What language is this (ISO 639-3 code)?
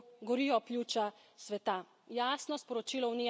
slv